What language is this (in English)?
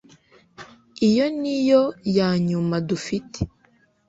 Kinyarwanda